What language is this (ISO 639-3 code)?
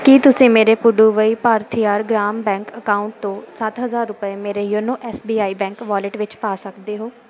pan